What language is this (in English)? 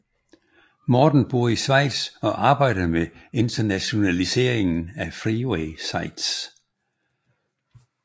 Danish